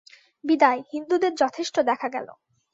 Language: Bangla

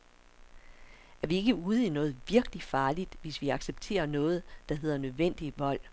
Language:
Danish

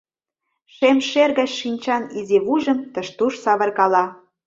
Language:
Mari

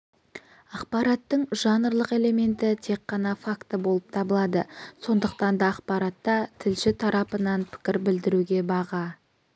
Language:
Kazakh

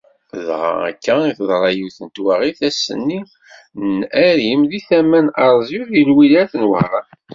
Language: Kabyle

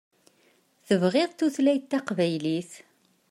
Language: Kabyle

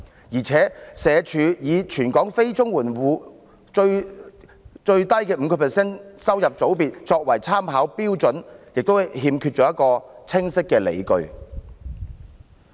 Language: Cantonese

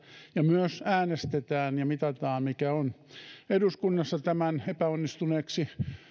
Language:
Finnish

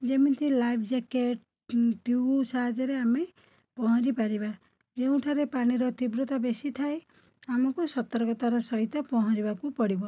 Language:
Odia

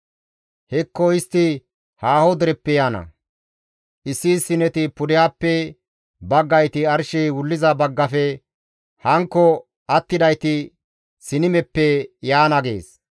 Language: Gamo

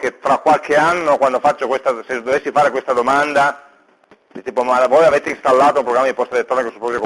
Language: Italian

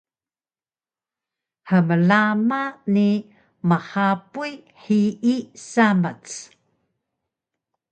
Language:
Taroko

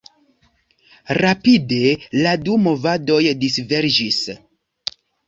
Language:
Esperanto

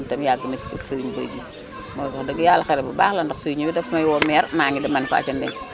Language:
Wolof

